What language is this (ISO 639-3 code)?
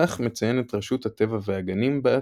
heb